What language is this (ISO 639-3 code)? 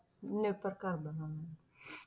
pan